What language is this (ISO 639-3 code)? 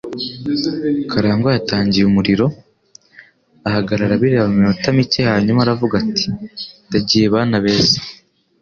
kin